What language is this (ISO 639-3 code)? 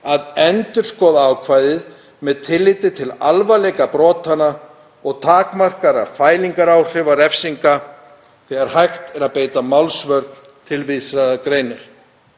isl